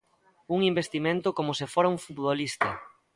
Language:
Galician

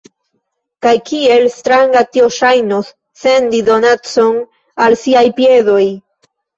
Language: Esperanto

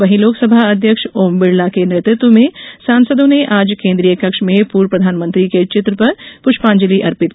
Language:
Hindi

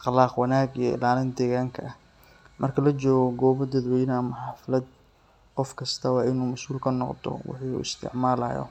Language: Somali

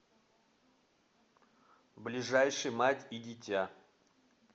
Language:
Russian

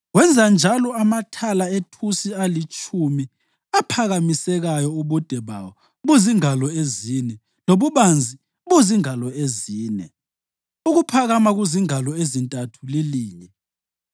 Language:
North Ndebele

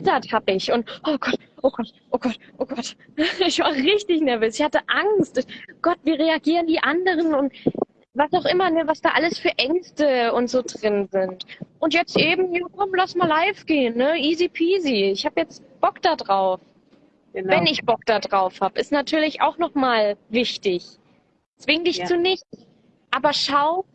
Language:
German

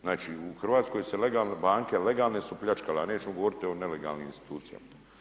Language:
Croatian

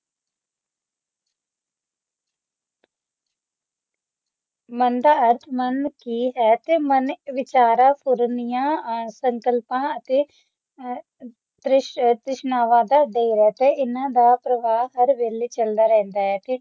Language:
Punjabi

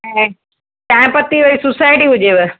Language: Sindhi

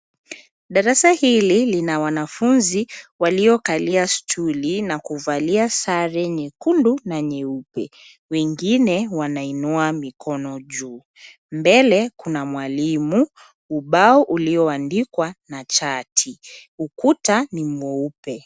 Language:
Swahili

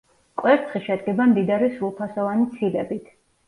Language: Georgian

